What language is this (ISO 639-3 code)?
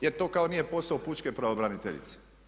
hrv